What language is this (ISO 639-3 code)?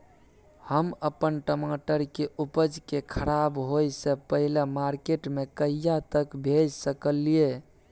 mai